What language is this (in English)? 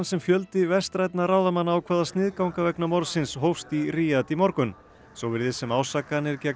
Icelandic